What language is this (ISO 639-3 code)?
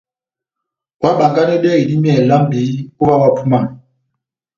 bnm